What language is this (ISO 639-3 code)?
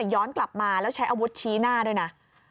tha